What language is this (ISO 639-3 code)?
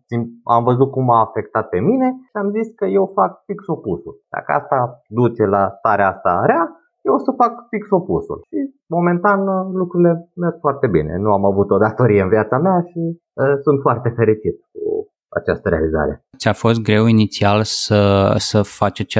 ron